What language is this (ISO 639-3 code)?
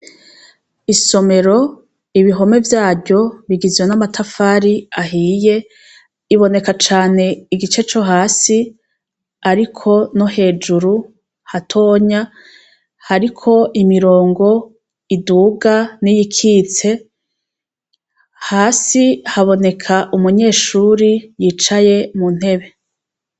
run